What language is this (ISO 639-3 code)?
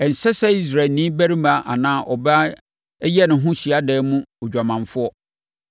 aka